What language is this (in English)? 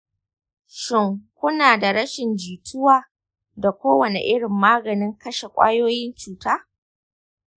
Hausa